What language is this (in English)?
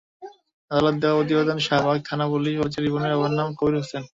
Bangla